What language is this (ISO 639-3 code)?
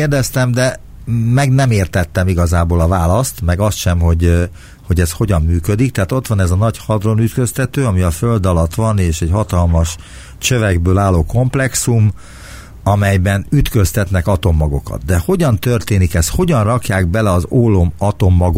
hun